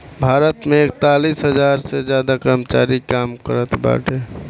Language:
Bhojpuri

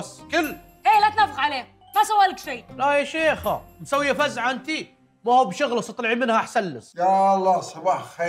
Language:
Arabic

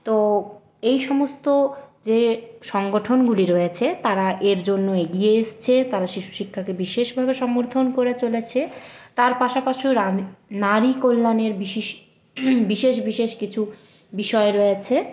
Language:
Bangla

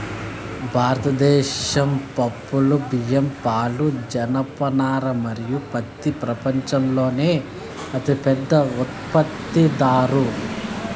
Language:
Telugu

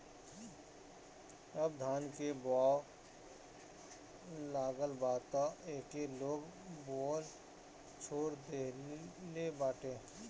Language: Bhojpuri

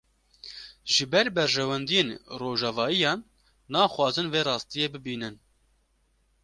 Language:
Kurdish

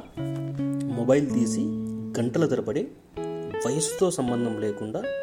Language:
Telugu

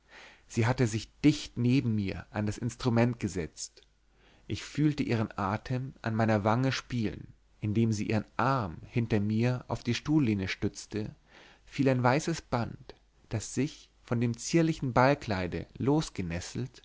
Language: German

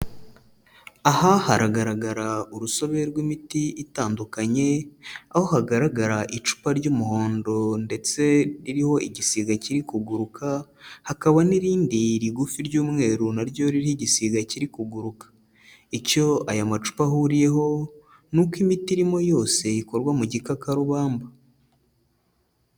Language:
Kinyarwanda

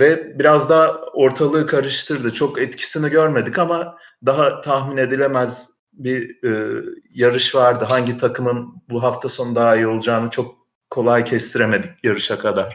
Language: Turkish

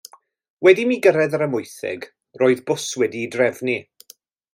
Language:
Welsh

